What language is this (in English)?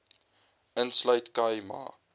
Afrikaans